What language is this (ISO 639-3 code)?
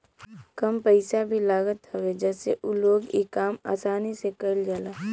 bho